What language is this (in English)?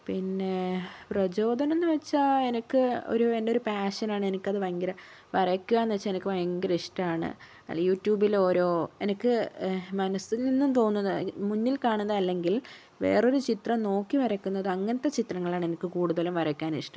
Malayalam